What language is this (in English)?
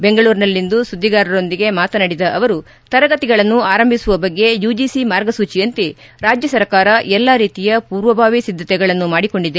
Kannada